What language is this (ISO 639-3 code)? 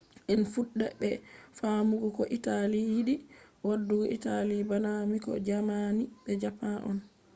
ful